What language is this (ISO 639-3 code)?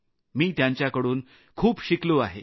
mar